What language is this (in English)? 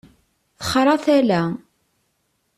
Kabyle